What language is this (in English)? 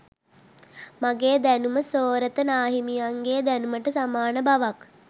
Sinhala